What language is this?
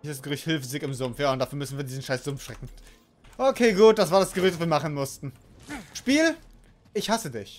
German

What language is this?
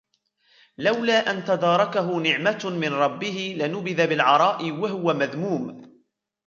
Arabic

